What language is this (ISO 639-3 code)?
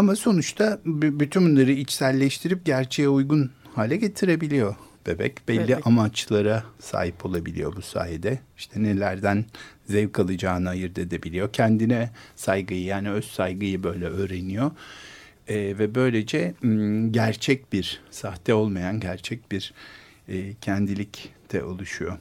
tur